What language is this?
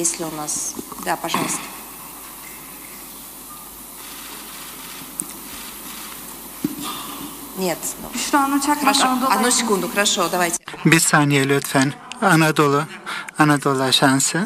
Turkish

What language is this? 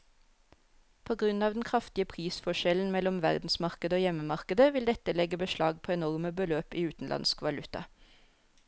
Norwegian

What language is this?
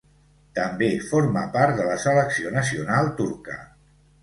Catalan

